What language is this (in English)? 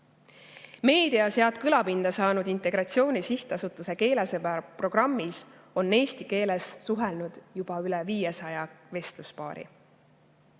Estonian